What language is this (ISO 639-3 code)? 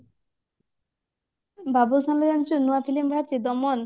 ori